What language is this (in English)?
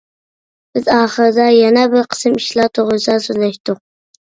Uyghur